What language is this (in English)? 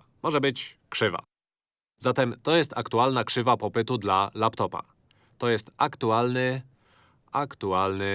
Polish